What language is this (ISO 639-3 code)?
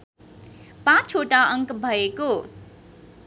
nep